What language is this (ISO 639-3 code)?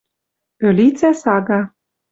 mrj